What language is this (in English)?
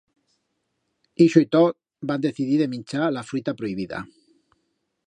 Aragonese